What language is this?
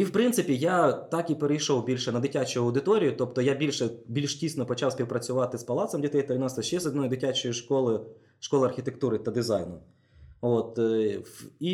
Ukrainian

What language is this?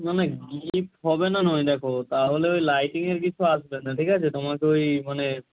Bangla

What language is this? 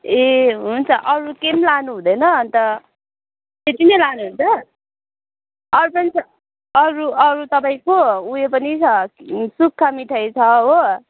Nepali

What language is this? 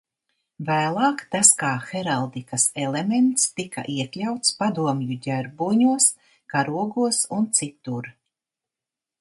Latvian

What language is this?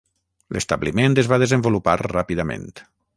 Catalan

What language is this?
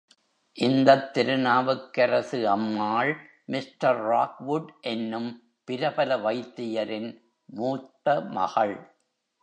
Tamil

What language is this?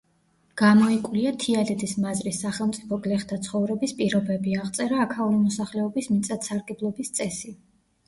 Georgian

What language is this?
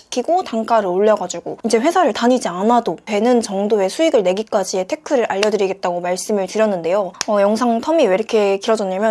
Korean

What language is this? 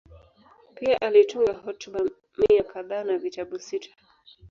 Swahili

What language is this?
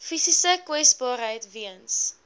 Afrikaans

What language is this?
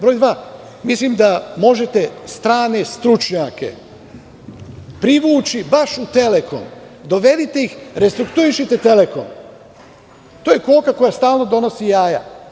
Serbian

